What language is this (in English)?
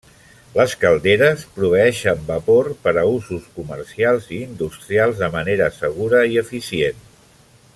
Catalan